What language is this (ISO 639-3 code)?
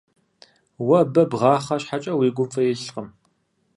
kbd